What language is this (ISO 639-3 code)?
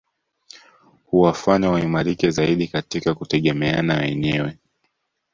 swa